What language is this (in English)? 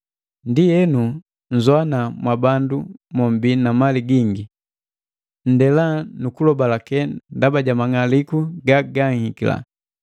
Matengo